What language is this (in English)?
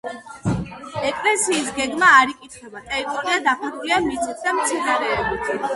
Georgian